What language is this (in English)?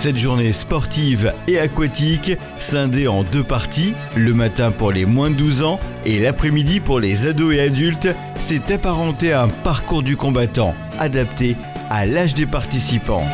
French